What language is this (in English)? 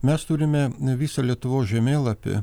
Lithuanian